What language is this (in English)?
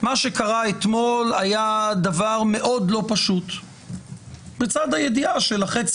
Hebrew